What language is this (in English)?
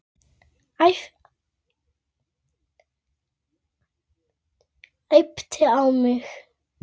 Icelandic